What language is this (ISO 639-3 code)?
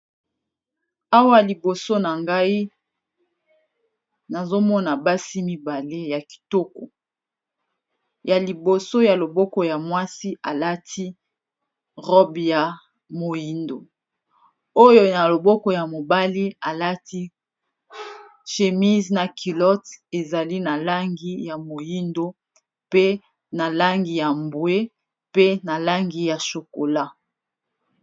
lin